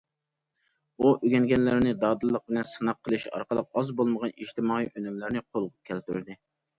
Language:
Uyghur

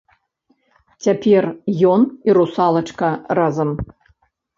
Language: Belarusian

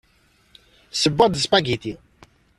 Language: Kabyle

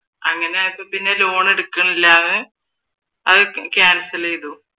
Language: Malayalam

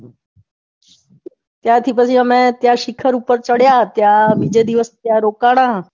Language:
Gujarati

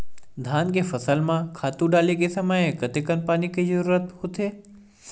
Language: Chhattisgarhi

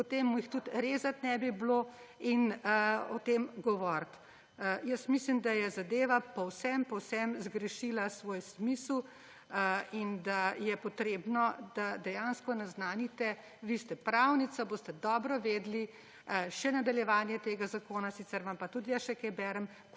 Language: Slovenian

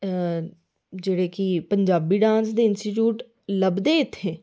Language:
Dogri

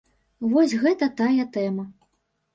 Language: Belarusian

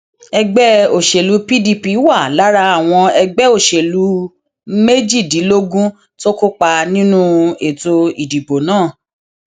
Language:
Yoruba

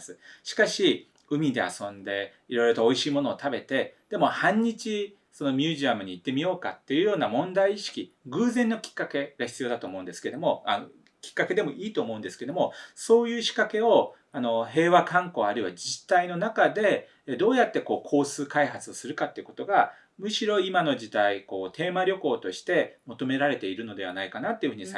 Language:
Japanese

